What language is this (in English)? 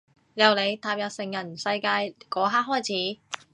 Cantonese